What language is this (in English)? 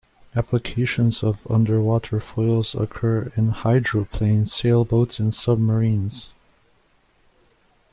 English